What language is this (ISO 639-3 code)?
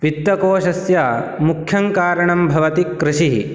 san